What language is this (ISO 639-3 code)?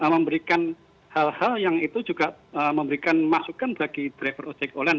ind